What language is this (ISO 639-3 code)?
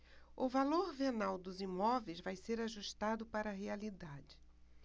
por